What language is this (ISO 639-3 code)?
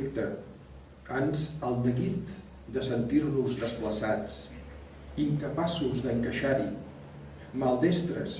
cat